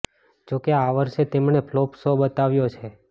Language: Gujarati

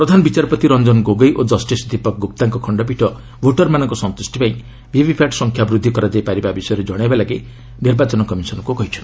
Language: Odia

